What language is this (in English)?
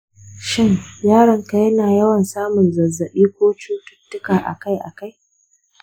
Hausa